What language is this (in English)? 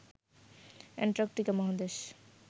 Bangla